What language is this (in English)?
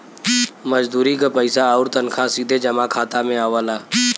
Bhojpuri